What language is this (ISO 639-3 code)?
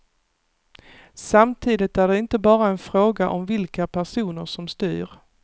swe